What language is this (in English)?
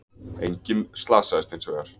Icelandic